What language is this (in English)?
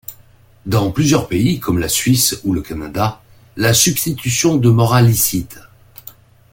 French